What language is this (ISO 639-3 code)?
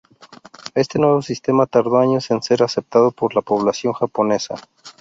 spa